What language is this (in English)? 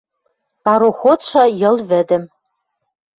Western Mari